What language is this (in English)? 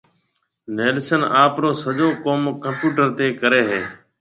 Marwari (Pakistan)